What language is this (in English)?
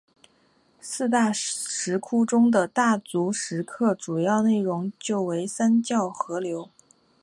Chinese